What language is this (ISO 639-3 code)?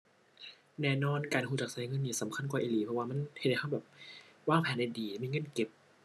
tha